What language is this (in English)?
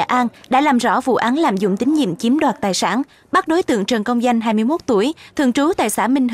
Vietnamese